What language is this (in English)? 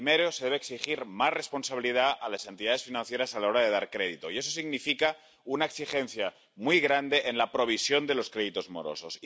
Spanish